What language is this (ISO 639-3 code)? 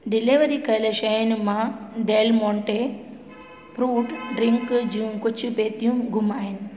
snd